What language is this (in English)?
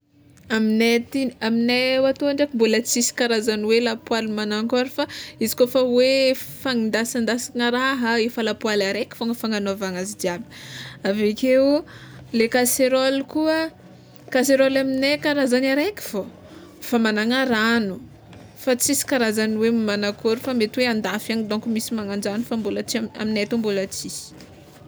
Tsimihety Malagasy